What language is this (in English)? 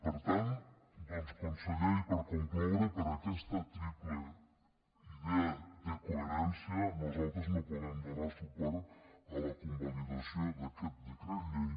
Catalan